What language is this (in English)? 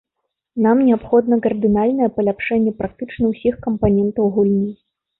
Belarusian